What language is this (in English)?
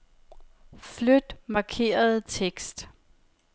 Danish